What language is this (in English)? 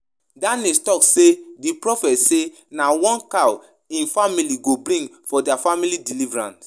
Nigerian Pidgin